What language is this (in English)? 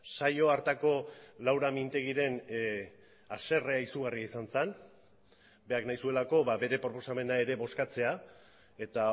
Basque